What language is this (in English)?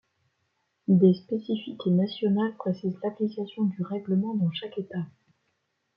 French